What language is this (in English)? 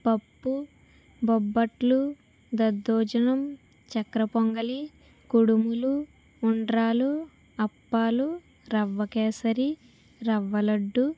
Telugu